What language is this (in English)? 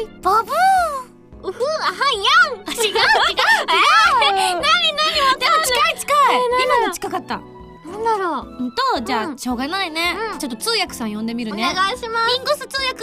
Japanese